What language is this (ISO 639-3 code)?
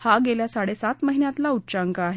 mar